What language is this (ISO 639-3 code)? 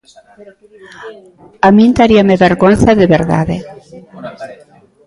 glg